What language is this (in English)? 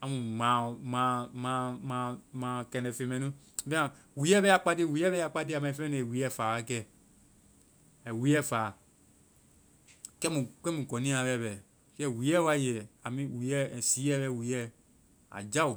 Vai